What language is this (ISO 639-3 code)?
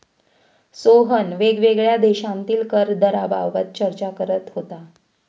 mar